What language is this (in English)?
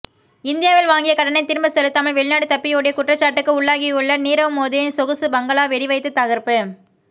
Tamil